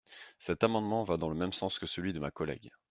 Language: French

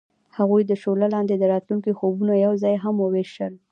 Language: Pashto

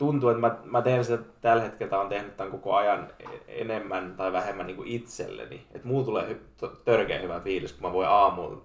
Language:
Finnish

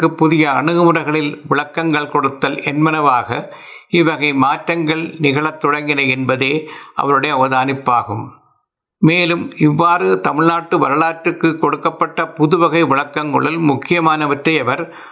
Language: Tamil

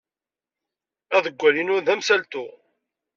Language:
Kabyle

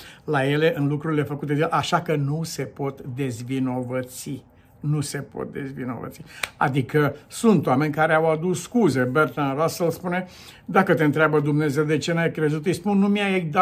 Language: Romanian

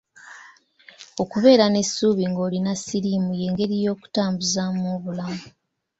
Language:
Ganda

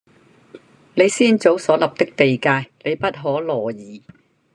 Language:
Cantonese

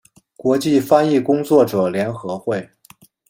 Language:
Chinese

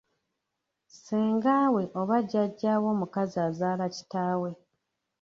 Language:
Ganda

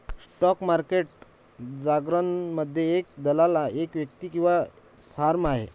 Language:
Marathi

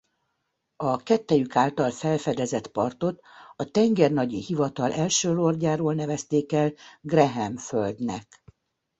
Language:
Hungarian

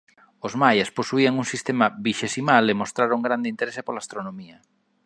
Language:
Galician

